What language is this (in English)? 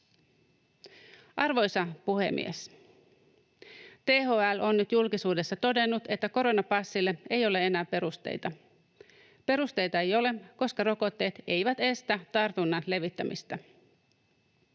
Finnish